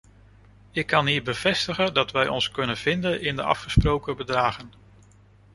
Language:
Dutch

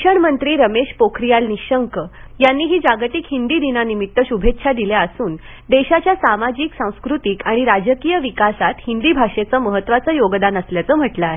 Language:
Marathi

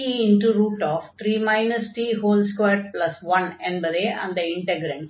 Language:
Tamil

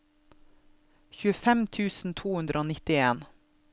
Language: Norwegian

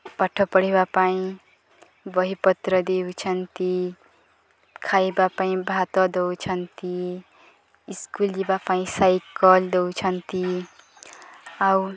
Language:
Odia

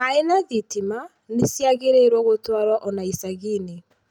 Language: Kikuyu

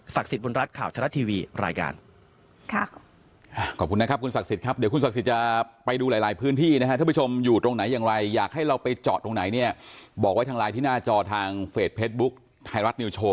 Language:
Thai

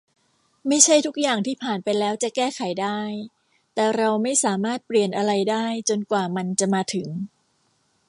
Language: Thai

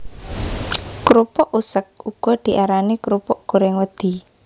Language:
Javanese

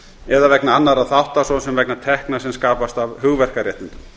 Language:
Icelandic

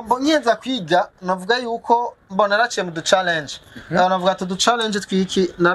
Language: Romanian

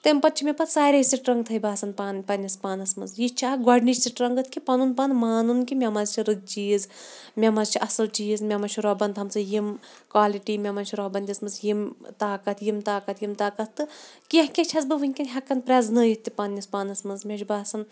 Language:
Kashmiri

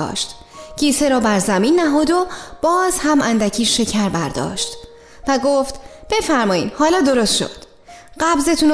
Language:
Persian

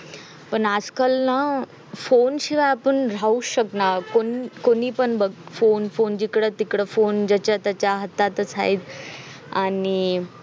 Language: Marathi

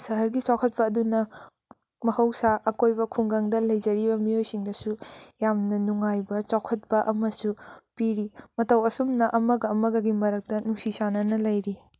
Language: Manipuri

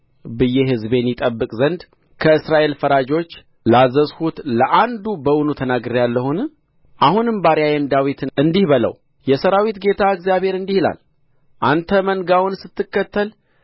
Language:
Amharic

